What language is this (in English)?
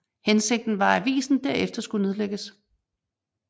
Danish